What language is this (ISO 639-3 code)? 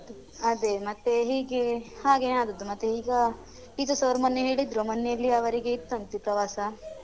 kan